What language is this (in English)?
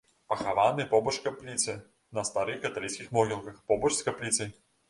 Belarusian